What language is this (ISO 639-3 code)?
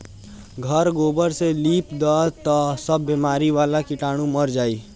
bho